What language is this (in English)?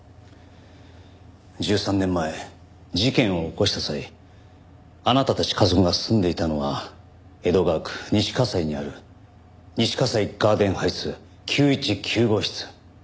Japanese